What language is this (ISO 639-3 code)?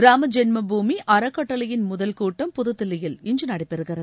tam